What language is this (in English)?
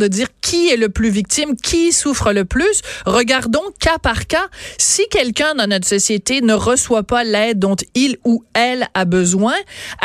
French